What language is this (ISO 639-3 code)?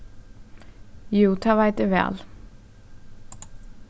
fao